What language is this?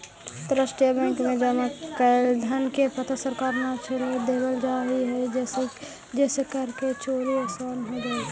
Magahi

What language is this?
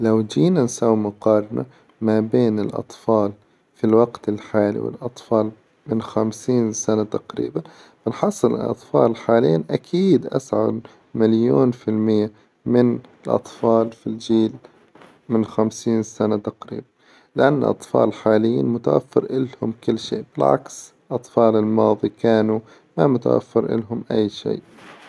Hijazi Arabic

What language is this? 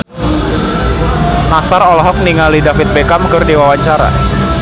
Sundanese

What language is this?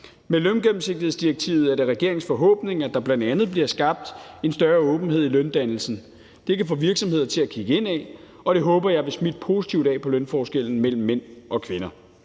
Danish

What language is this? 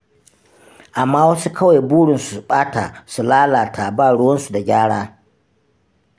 Hausa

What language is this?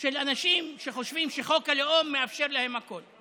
Hebrew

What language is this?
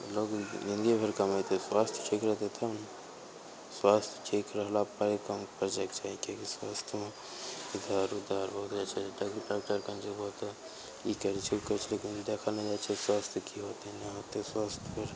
Maithili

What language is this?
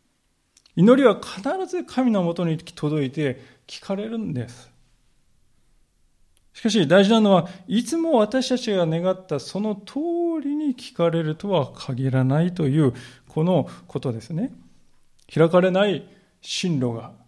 Japanese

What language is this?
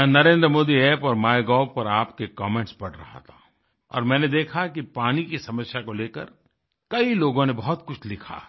Hindi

